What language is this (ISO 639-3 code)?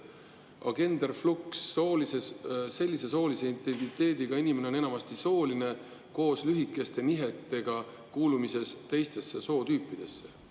est